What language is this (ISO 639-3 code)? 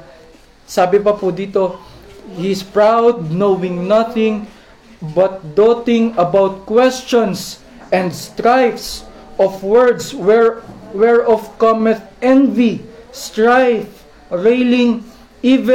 fil